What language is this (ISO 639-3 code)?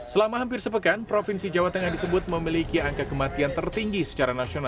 ind